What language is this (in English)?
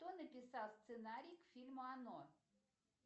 Russian